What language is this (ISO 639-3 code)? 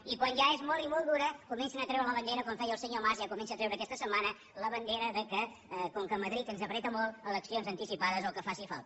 cat